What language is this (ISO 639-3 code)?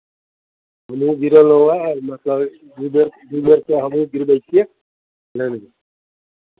mai